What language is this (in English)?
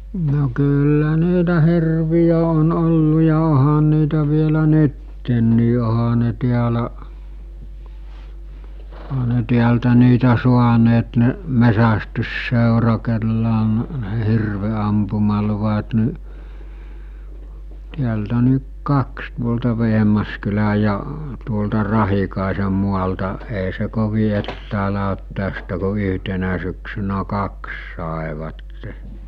Finnish